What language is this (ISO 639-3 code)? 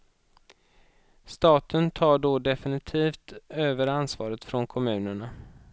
swe